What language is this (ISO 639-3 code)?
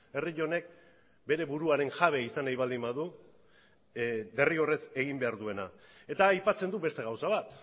eus